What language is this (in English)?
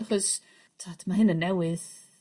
Welsh